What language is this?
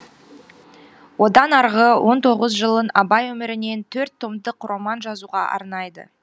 Kazakh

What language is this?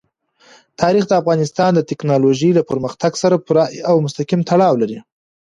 Pashto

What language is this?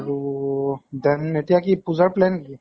Assamese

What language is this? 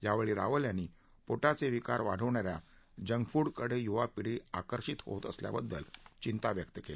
Marathi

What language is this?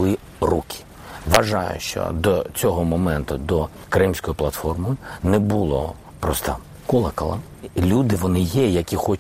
Ukrainian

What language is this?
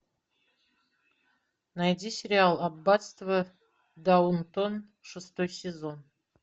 Russian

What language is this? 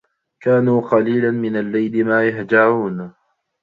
Arabic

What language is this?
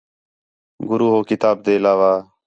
Khetrani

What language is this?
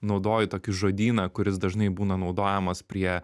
Lithuanian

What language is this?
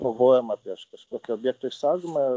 Lithuanian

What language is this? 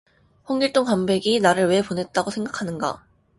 Korean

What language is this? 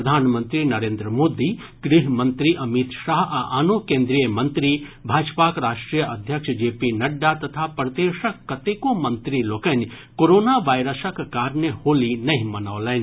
Maithili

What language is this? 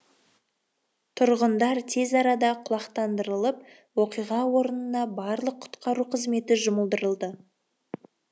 Kazakh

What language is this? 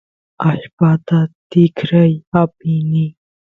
Santiago del Estero Quichua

